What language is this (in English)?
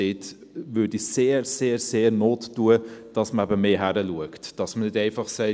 Swiss German